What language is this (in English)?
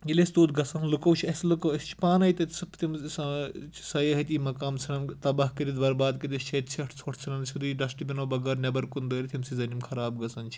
Kashmiri